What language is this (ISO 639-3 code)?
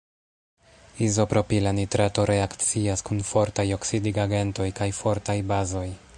epo